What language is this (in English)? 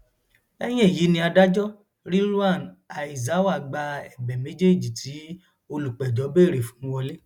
Yoruba